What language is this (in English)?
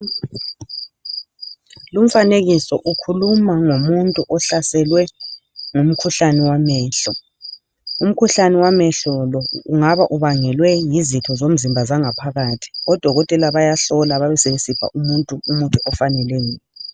North Ndebele